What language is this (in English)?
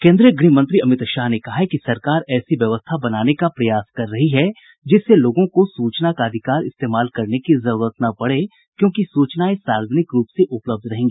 Hindi